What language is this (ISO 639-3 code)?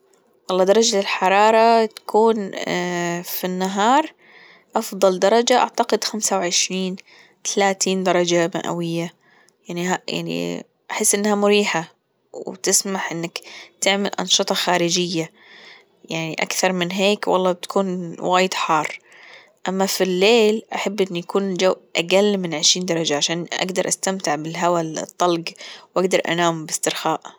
afb